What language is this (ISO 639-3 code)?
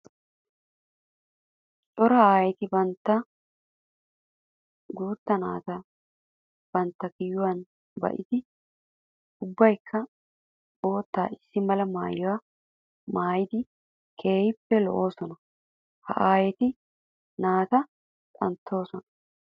wal